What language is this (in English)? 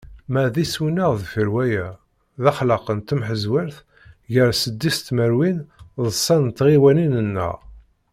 Kabyle